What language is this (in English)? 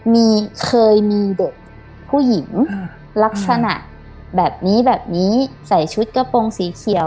Thai